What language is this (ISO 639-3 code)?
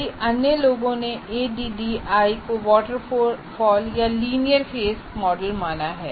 hin